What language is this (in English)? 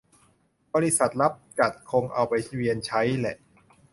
Thai